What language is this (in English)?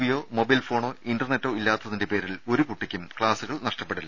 Malayalam